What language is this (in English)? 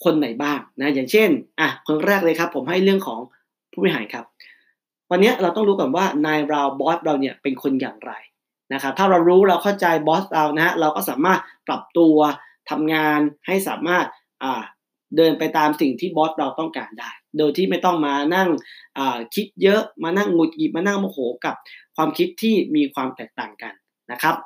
Thai